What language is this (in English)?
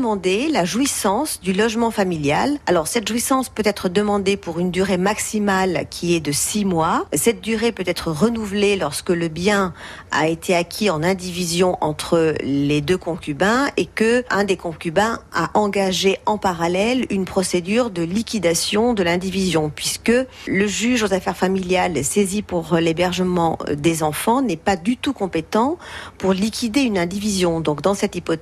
French